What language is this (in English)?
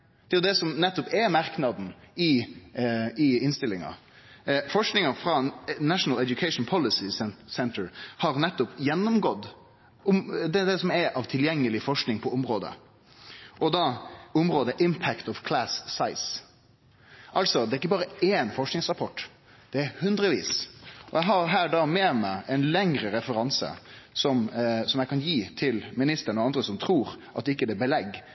Norwegian Nynorsk